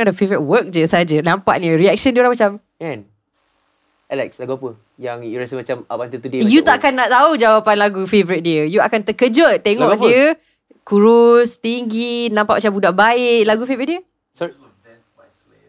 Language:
Malay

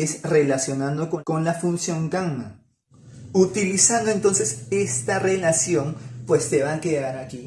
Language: Spanish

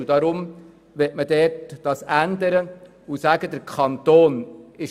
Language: Swiss German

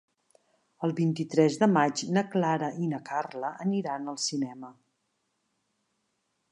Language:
Catalan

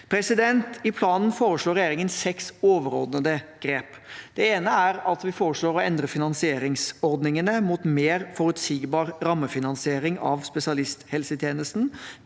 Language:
Norwegian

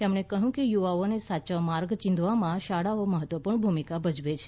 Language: Gujarati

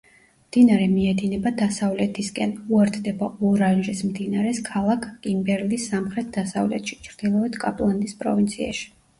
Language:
Georgian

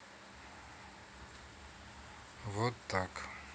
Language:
Russian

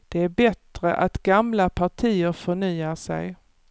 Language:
Swedish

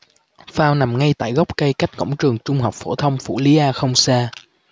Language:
Vietnamese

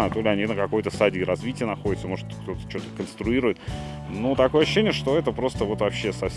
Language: Russian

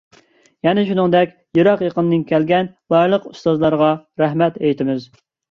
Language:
Uyghur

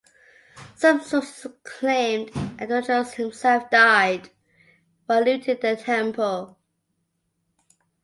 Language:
English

